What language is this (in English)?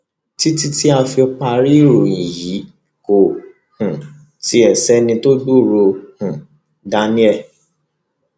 Yoruba